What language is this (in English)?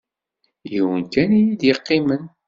Kabyle